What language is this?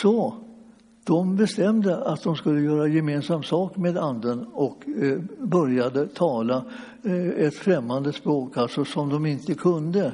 Swedish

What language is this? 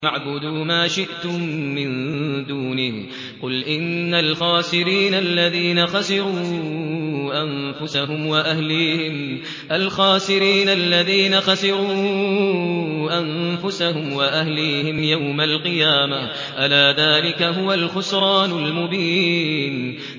Arabic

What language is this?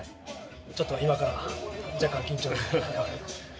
Japanese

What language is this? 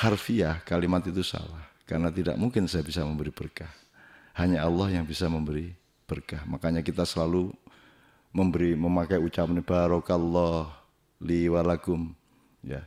Indonesian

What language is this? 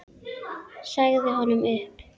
Icelandic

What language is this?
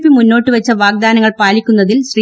Malayalam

